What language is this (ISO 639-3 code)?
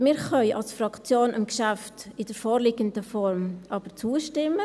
gsw